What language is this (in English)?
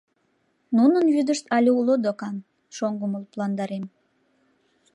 Mari